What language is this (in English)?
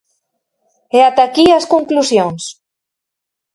Galician